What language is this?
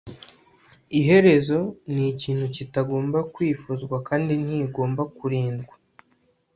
Kinyarwanda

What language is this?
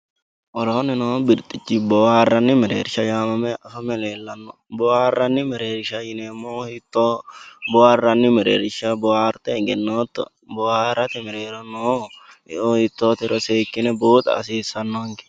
Sidamo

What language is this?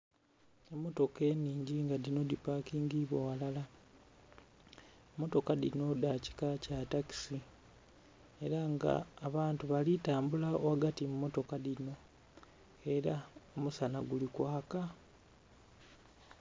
Soga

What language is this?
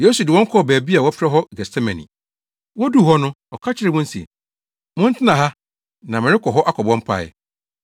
Akan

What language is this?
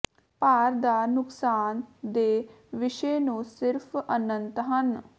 Punjabi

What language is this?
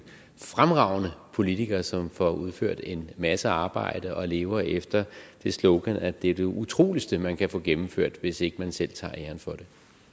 Danish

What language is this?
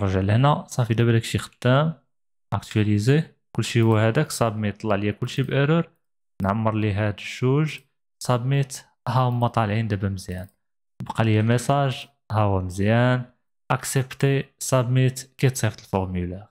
Arabic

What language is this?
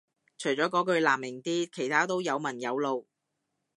Cantonese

